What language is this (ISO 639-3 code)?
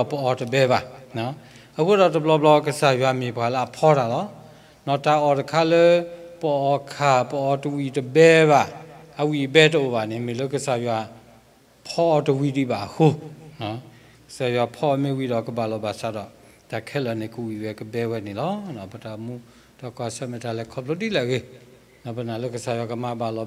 tha